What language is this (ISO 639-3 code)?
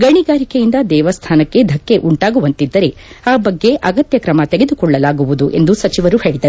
kan